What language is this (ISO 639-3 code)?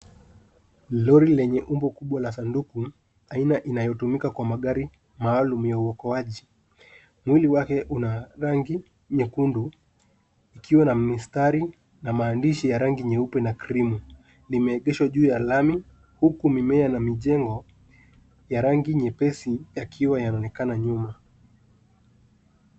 swa